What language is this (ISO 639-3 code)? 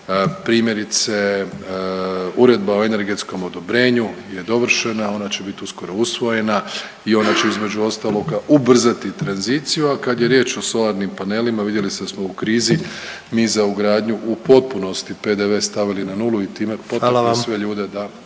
hrv